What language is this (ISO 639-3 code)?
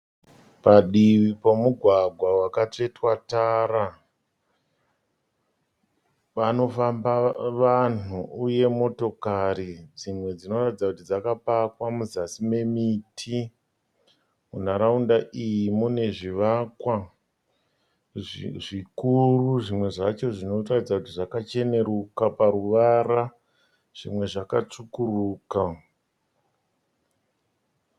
sna